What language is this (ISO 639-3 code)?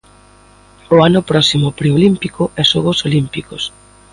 glg